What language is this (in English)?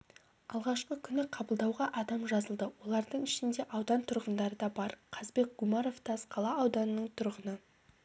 Kazakh